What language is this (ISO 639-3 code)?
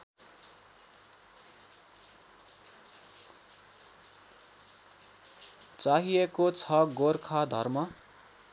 nep